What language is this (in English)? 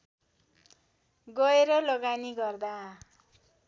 Nepali